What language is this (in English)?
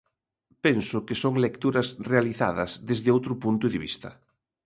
Galician